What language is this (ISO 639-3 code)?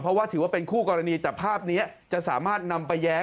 tha